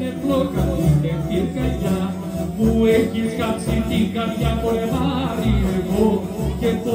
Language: Greek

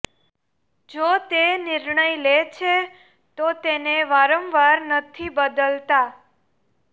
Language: Gujarati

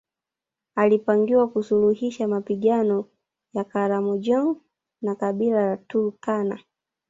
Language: Swahili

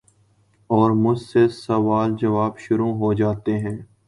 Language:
Urdu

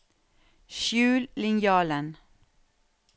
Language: Norwegian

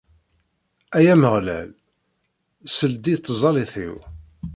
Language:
Kabyle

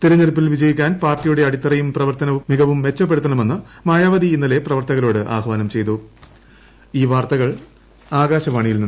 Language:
Malayalam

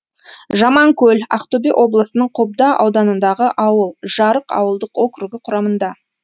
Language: Kazakh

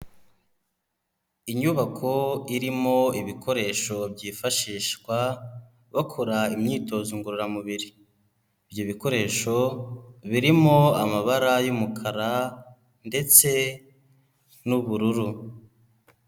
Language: Kinyarwanda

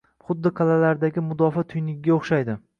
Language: Uzbek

